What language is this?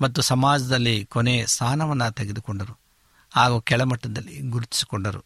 Kannada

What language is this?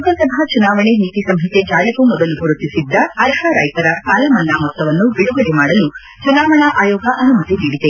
Kannada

